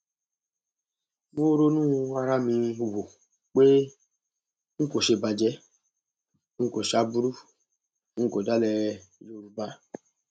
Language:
Yoruba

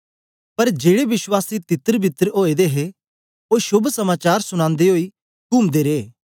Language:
Dogri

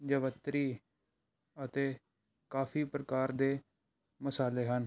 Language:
Punjabi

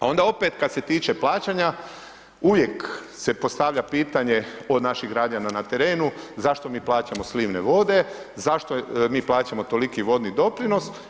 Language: Croatian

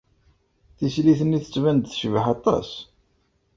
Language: Kabyle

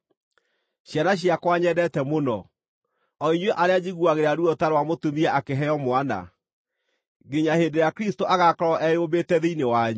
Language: Kikuyu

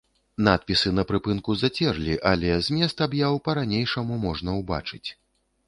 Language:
Belarusian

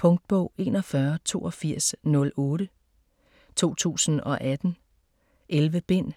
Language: Danish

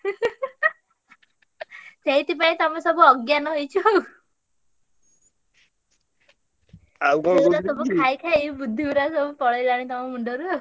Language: Odia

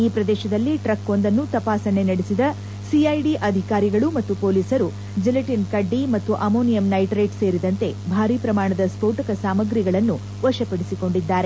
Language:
Kannada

